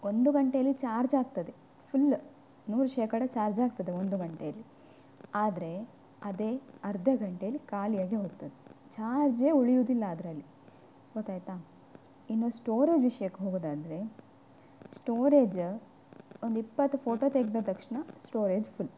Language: Kannada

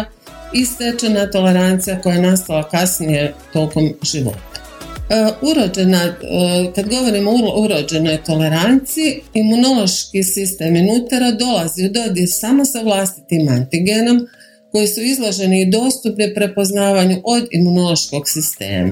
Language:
Croatian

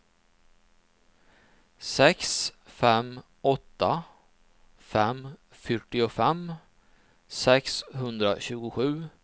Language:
Swedish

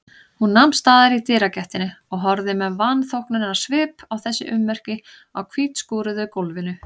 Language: Icelandic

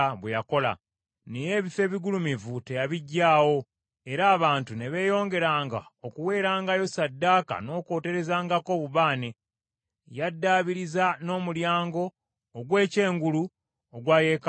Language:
Ganda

